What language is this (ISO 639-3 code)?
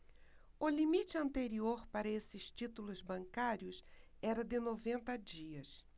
por